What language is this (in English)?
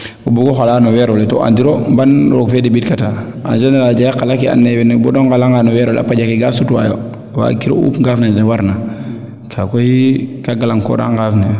Serer